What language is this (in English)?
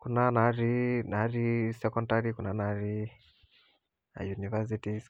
Masai